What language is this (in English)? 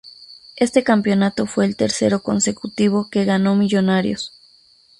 Spanish